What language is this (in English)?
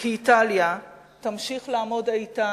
Hebrew